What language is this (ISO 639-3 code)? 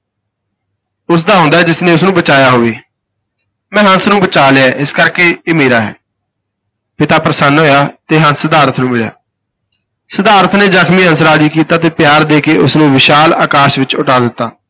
pan